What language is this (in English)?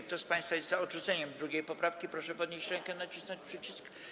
Polish